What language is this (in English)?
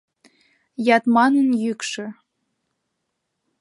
Mari